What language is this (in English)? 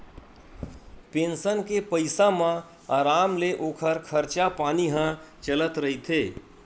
Chhattisgarhi